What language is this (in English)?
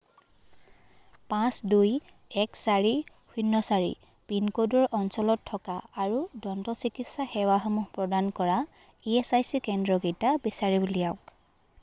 Assamese